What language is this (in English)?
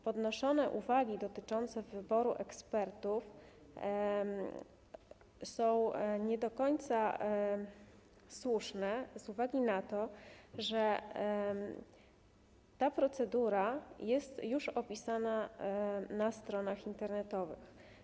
Polish